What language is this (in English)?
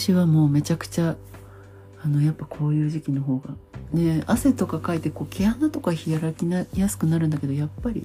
Japanese